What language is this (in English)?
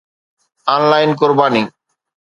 Sindhi